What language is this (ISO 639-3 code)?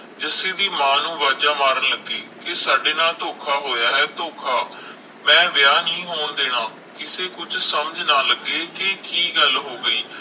pan